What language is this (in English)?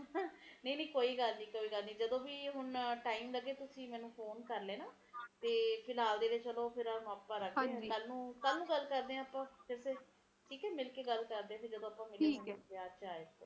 Punjabi